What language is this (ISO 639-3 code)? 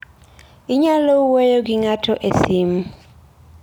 luo